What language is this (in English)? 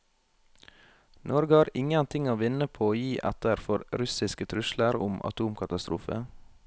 Norwegian